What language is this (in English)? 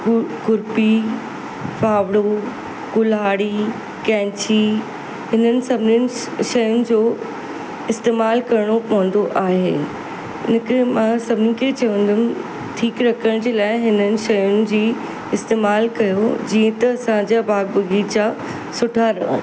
Sindhi